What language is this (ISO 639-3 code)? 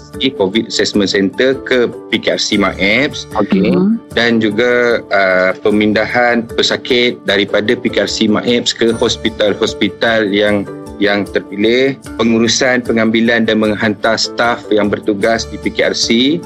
msa